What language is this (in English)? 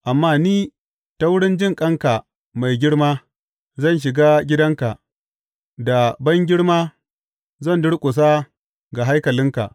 Hausa